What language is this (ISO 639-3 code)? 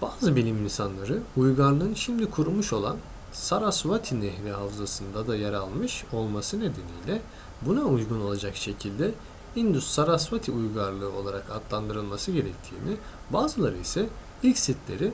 tur